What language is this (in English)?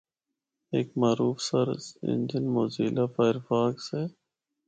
Northern Hindko